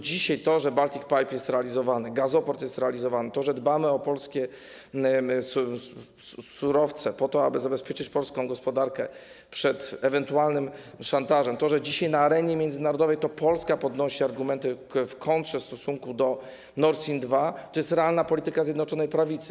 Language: Polish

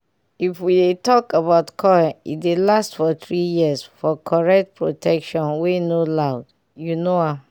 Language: Nigerian Pidgin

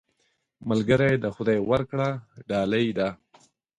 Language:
Pashto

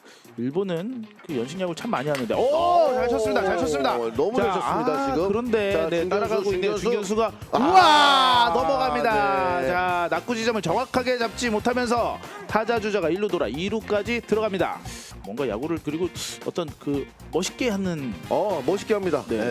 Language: Korean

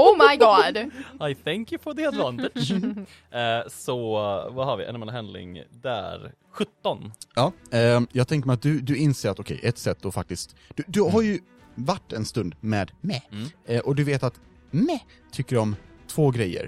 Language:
Swedish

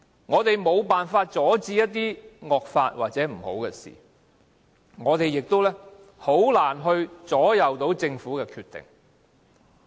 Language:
Cantonese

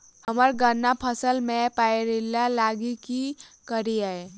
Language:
Maithili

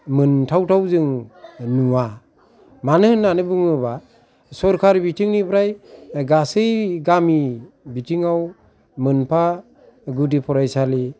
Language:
Bodo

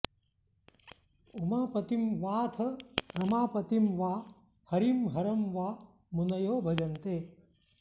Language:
Sanskrit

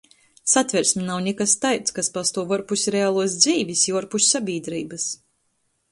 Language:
Latgalian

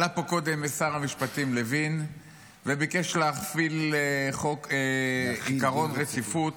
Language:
Hebrew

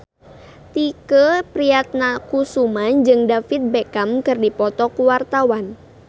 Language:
Sundanese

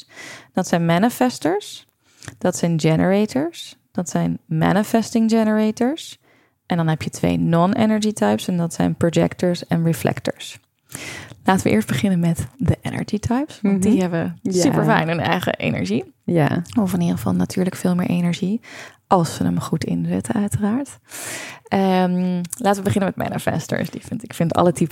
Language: Dutch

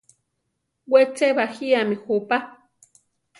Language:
Central Tarahumara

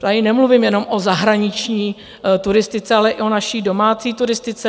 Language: Czech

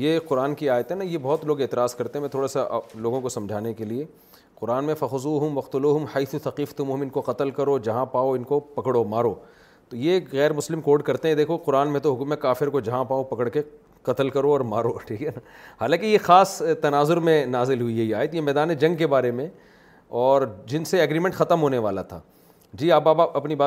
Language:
Urdu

